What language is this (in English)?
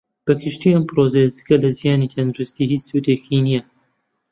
Central Kurdish